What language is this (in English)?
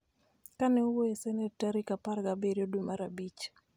Luo (Kenya and Tanzania)